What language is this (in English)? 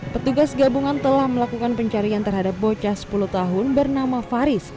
Indonesian